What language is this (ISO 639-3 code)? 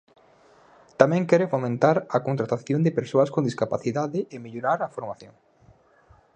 glg